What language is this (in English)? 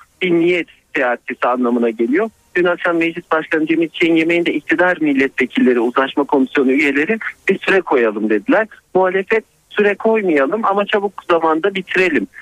Turkish